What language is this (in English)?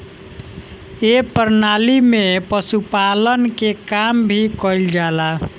Bhojpuri